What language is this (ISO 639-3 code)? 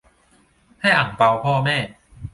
tha